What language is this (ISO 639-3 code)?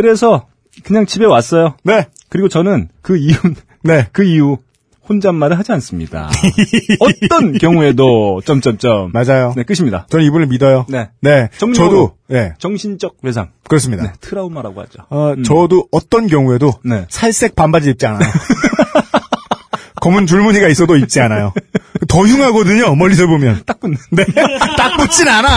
kor